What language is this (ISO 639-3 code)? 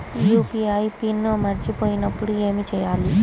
tel